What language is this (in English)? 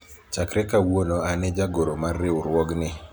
Luo (Kenya and Tanzania)